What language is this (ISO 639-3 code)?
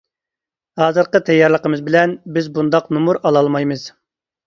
uig